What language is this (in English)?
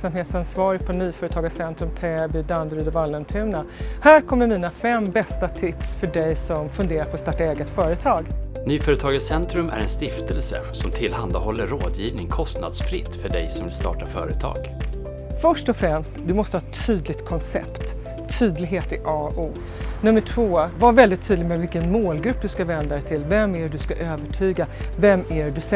Swedish